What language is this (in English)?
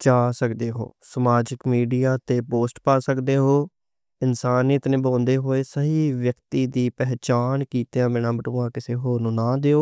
Western Panjabi